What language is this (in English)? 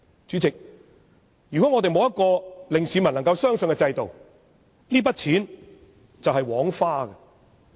Cantonese